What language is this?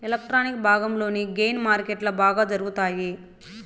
Telugu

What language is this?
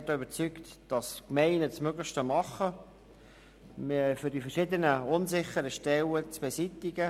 Swiss German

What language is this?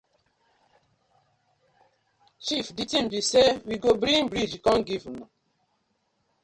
Nigerian Pidgin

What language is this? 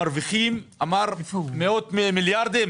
Hebrew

